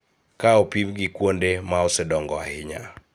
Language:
Luo (Kenya and Tanzania)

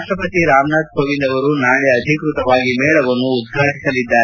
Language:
Kannada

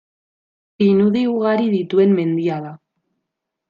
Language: Basque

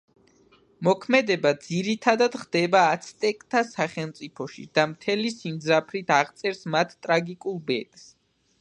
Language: Georgian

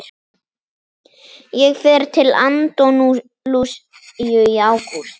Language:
Icelandic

